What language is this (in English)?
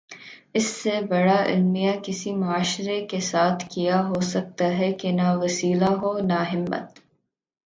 Urdu